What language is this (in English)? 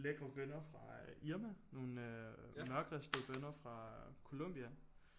Danish